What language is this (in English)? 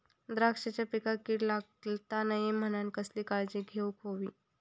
Marathi